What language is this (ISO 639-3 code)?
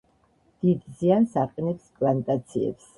kat